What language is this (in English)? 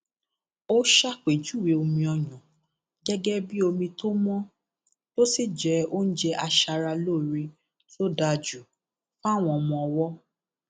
Yoruba